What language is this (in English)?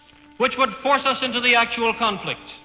English